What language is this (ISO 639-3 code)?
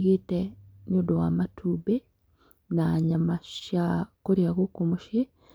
kik